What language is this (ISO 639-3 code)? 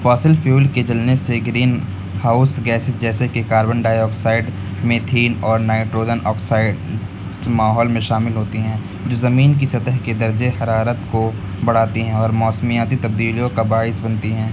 urd